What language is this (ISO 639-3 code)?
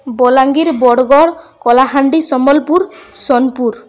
ori